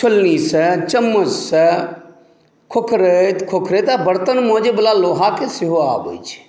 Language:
Maithili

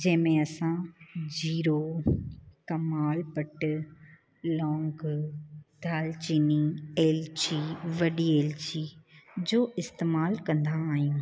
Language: Sindhi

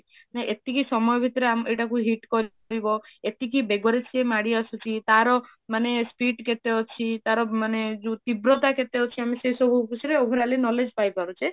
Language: Odia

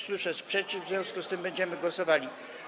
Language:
Polish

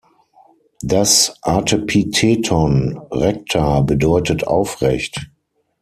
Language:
German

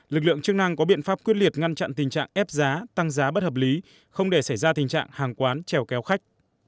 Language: Vietnamese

